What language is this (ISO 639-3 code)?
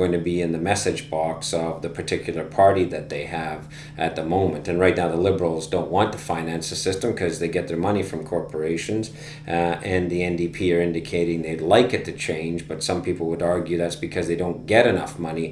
eng